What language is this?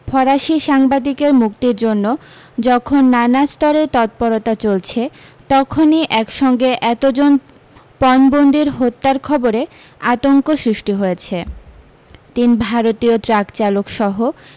Bangla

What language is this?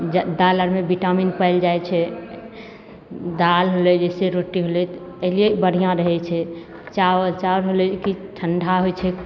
Maithili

